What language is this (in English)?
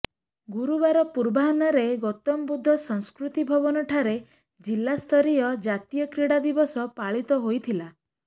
Odia